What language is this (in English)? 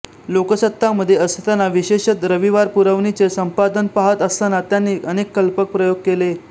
Marathi